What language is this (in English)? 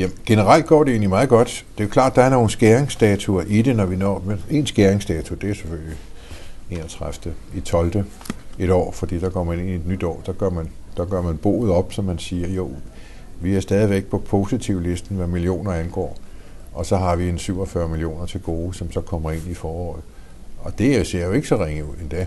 Danish